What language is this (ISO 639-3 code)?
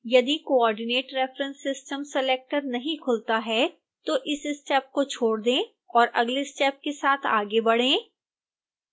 hin